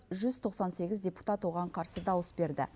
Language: Kazakh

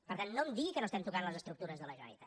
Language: Catalan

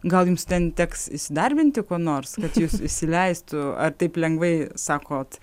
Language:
Lithuanian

